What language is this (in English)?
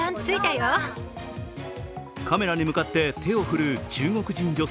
Japanese